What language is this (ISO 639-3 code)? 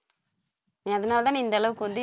tam